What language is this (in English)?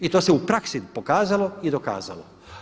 Croatian